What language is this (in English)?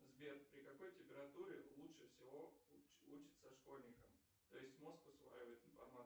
Russian